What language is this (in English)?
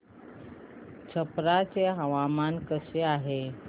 Marathi